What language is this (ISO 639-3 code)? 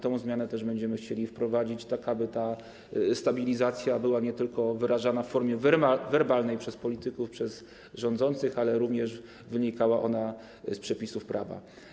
pol